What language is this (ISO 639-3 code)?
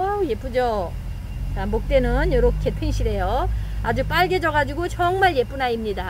kor